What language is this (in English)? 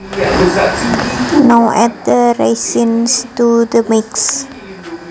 Javanese